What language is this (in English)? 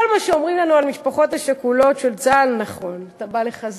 Hebrew